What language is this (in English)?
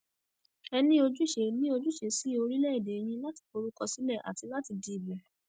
Yoruba